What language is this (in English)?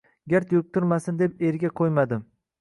Uzbek